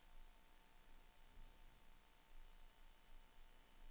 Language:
Danish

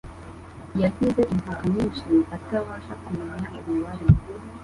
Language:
Kinyarwanda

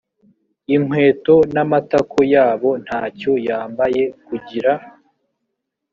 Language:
Kinyarwanda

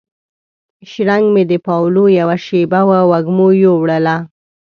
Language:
Pashto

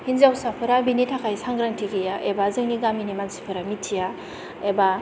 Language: Bodo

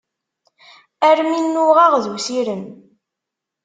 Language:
Kabyle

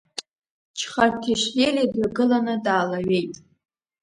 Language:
Abkhazian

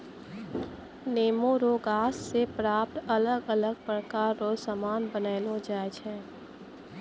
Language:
Maithili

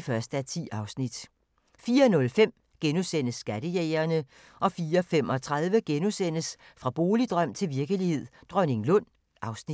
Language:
Danish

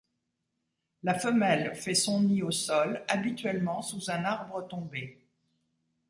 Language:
French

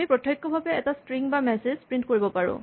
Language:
Assamese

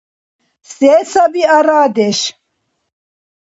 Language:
Dargwa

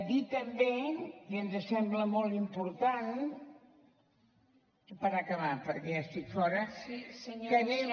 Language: Catalan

